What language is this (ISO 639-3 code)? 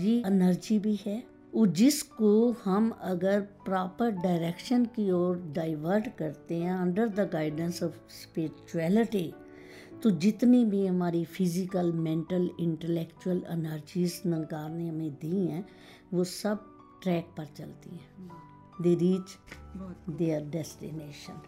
hin